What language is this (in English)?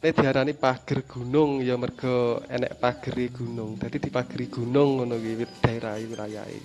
Indonesian